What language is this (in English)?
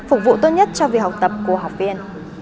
Vietnamese